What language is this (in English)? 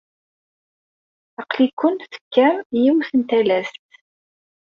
Kabyle